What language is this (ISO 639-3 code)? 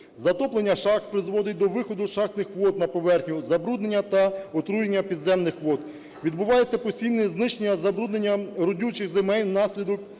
ukr